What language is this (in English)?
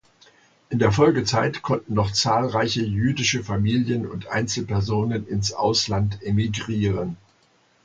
German